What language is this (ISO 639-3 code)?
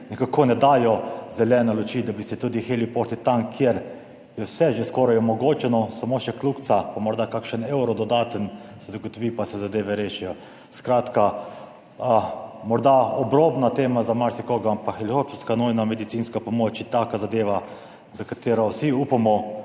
slv